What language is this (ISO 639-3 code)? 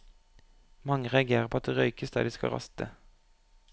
nor